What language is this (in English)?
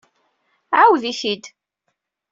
Kabyle